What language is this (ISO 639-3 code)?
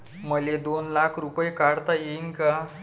mar